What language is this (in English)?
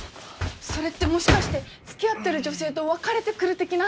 Japanese